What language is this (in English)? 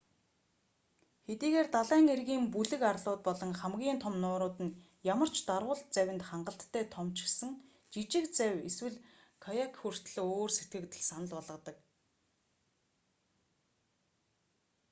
Mongolian